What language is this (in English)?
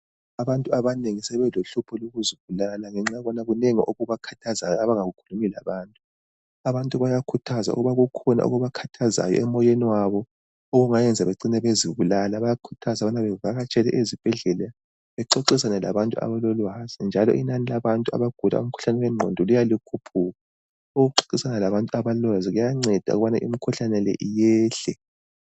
North Ndebele